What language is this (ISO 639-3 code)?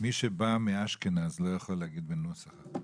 heb